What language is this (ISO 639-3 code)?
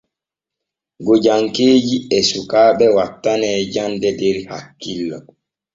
fue